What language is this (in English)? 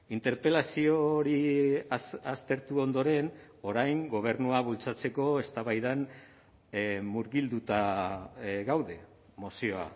Basque